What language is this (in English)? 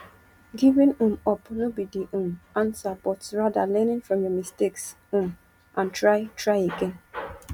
Nigerian Pidgin